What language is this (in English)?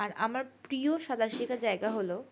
Bangla